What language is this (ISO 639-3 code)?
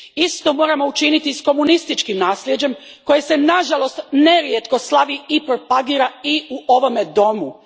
hrv